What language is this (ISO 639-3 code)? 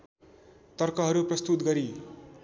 nep